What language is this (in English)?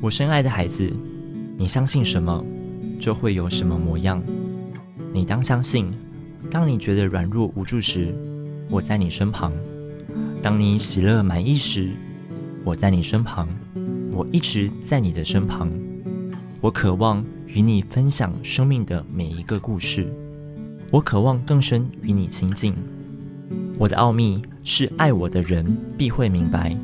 Chinese